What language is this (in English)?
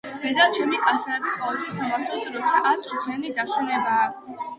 Georgian